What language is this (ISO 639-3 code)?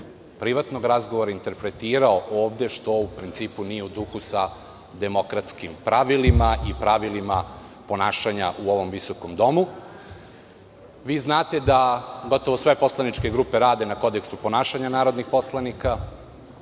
srp